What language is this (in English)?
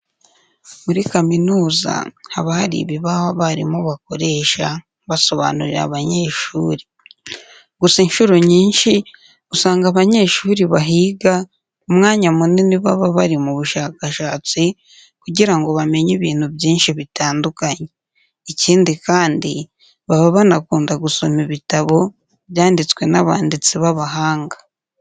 Kinyarwanda